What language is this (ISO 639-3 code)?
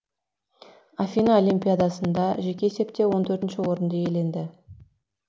kaz